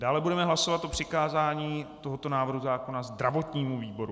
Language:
Czech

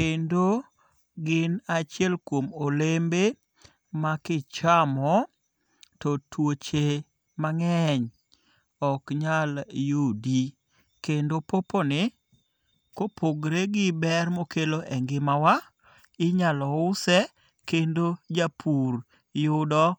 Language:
Luo (Kenya and Tanzania)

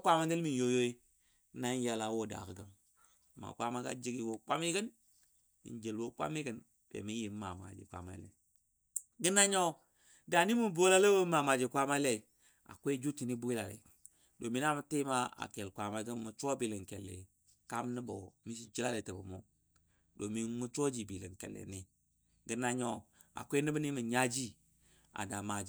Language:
Dadiya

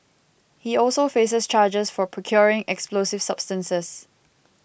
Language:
English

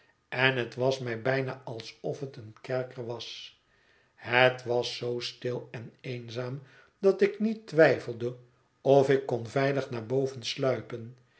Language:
Dutch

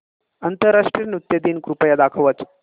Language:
Marathi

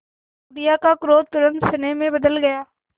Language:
Hindi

